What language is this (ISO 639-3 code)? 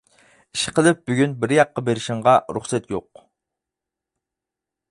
uig